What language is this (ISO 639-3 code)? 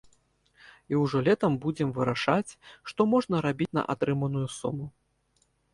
bel